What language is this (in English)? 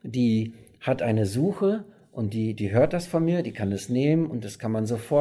German